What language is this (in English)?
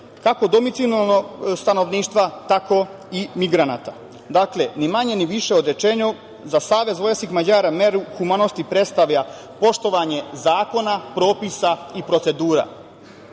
Serbian